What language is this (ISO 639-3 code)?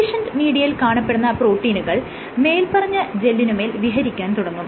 mal